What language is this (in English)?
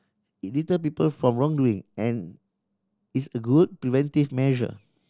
English